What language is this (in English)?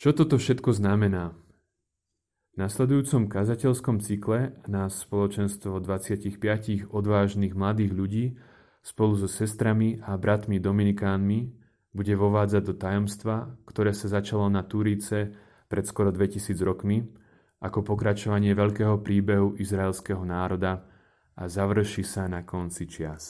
Slovak